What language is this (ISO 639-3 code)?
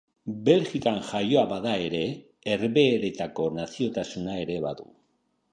eus